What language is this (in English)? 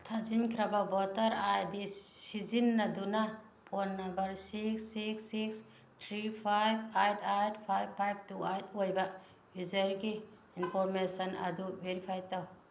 Manipuri